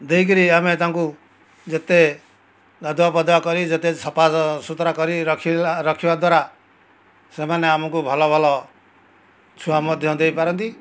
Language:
Odia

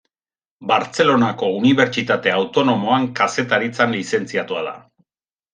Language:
Basque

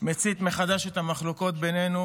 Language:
Hebrew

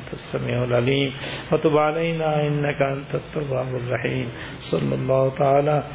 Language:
Urdu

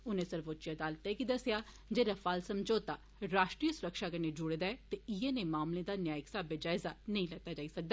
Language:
Dogri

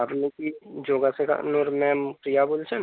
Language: Bangla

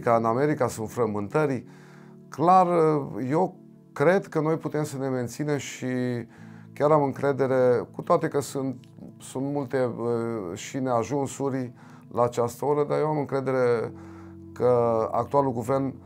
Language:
Romanian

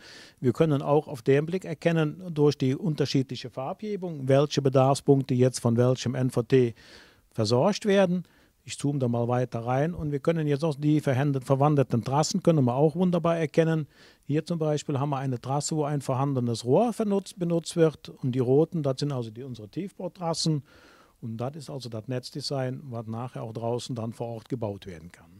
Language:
German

